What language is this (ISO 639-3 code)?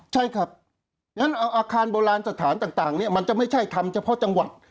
tha